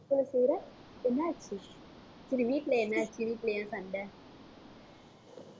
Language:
Tamil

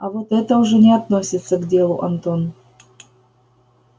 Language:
Russian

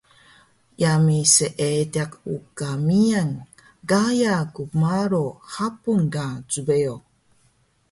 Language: Taroko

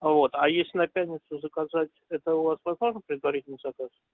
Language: Russian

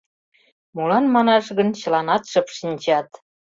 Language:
Mari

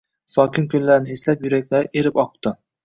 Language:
Uzbek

